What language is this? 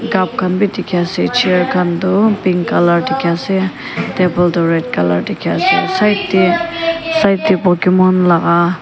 Naga Pidgin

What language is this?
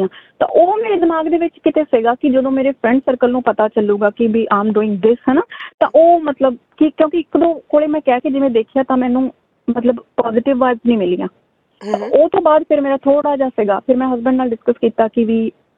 Punjabi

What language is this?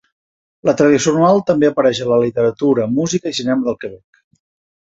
Catalan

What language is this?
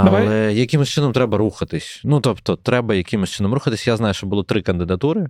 Ukrainian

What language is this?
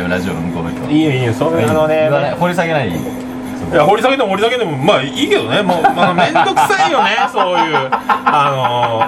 Japanese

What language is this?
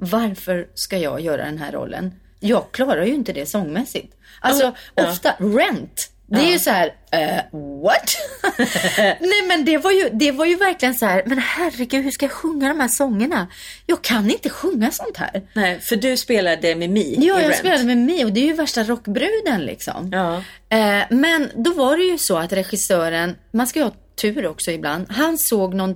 Swedish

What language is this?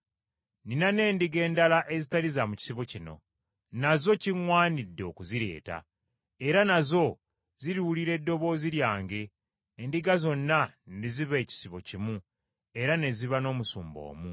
Ganda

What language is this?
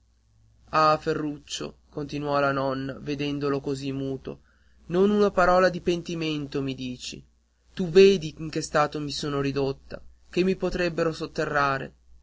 Italian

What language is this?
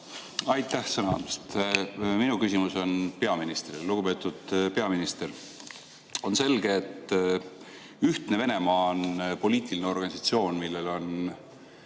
Estonian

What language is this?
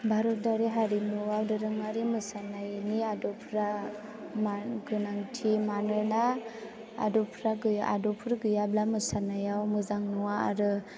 Bodo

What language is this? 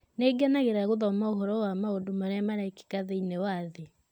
Kikuyu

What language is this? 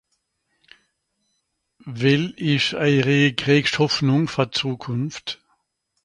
Swiss German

